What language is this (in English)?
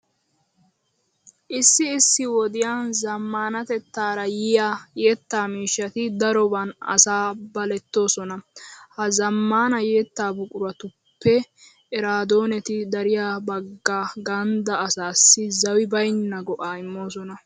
Wolaytta